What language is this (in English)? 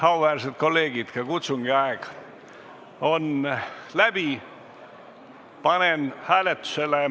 Estonian